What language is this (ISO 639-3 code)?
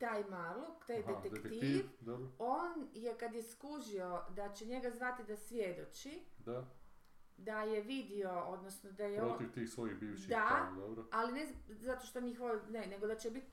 hrv